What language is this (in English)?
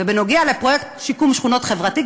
Hebrew